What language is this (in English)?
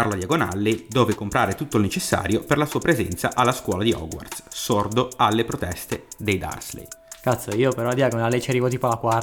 Italian